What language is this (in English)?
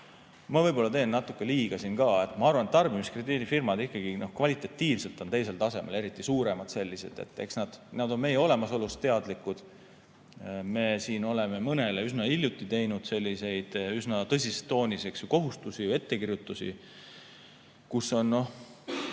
Estonian